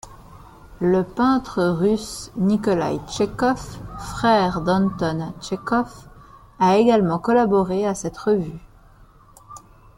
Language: French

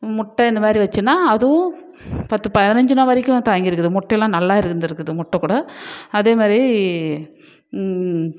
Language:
Tamil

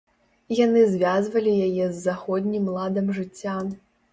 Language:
Belarusian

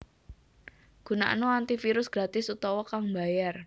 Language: Javanese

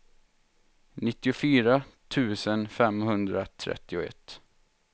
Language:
Swedish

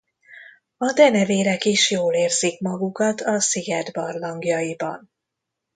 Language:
Hungarian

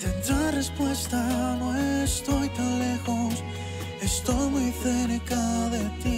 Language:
Greek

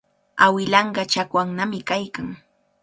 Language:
Cajatambo North Lima Quechua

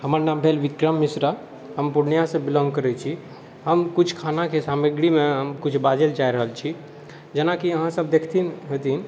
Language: Maithili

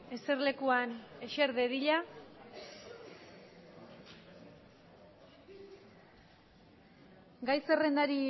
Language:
Basque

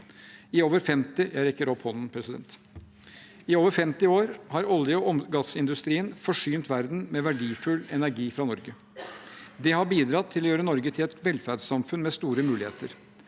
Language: Norwegian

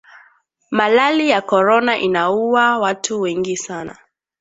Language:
Swahili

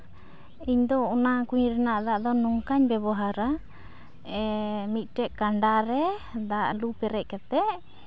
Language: Santali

